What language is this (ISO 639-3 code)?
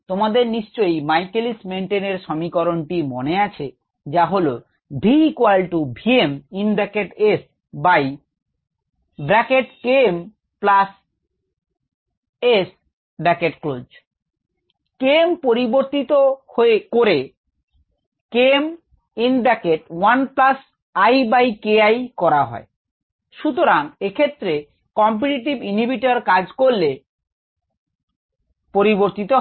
ben